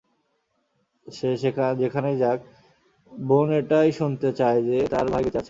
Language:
Bangla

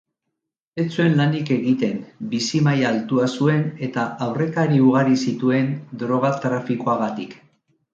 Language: Basque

